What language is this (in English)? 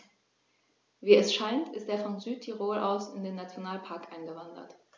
German